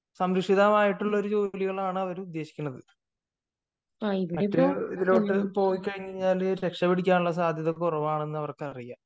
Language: Malayalam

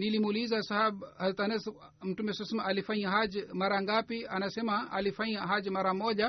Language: Swahili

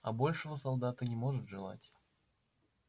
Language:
Russian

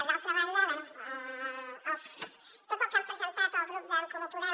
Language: Catalan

